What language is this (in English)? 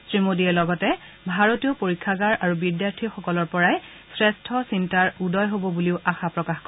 Assamese